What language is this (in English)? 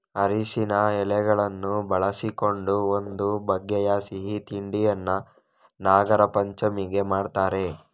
Kannada